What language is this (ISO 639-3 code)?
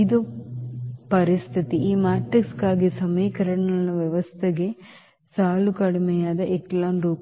kan